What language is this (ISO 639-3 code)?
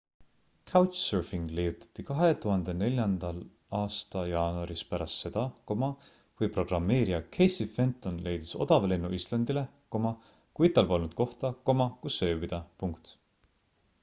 est